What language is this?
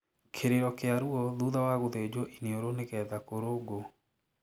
Kikuyu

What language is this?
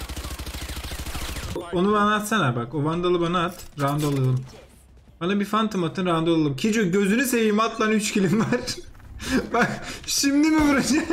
Turkish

